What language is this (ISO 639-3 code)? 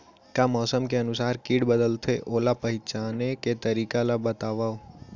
hne